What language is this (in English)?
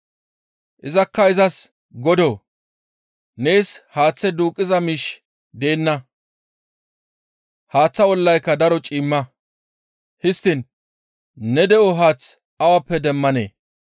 Gamo